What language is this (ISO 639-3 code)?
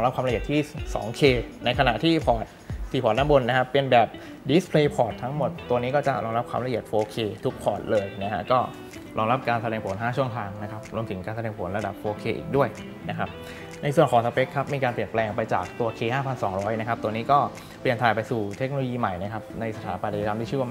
tha